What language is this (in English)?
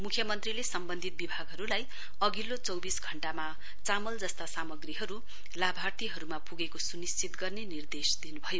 Nepali